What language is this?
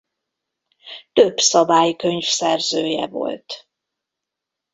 Hungarian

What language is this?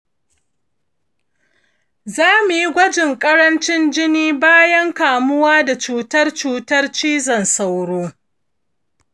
Hausa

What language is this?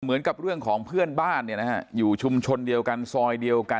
Thai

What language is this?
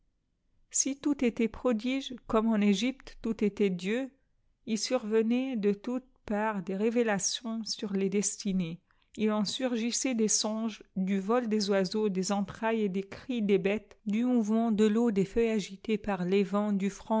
French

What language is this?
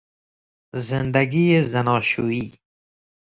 Persian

